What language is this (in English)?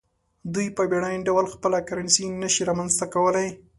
Pashto